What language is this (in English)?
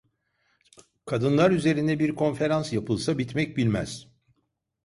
Turkish